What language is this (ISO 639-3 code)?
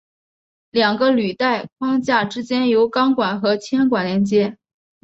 zho